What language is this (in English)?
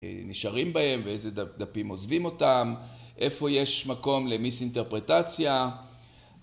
Hebrew